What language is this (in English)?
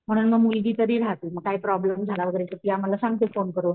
Marathi